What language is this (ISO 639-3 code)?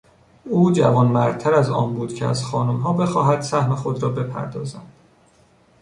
fas